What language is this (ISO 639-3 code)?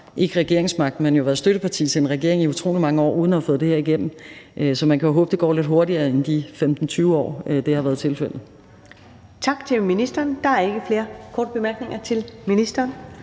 dan